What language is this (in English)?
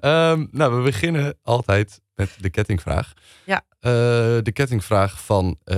Dutch